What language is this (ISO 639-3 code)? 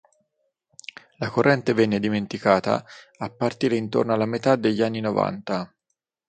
ita